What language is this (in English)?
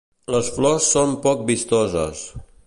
Catalan